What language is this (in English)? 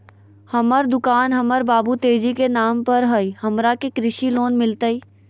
Magahi